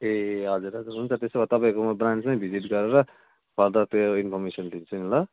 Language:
Nepali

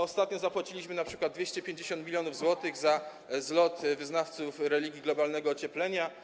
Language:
Polish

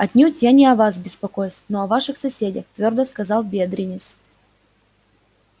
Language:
Russian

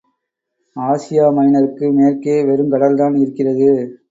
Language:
Tamil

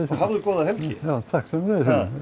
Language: Icelandic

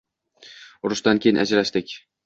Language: Uzbek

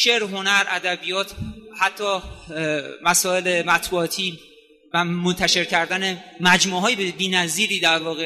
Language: Persian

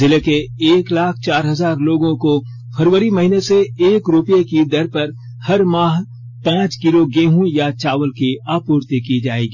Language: Hindi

